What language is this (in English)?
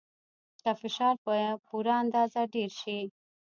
Pashto